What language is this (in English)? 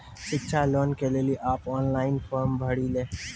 Maithili